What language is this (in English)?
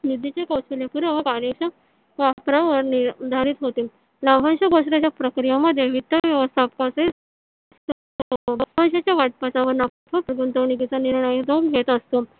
Marathi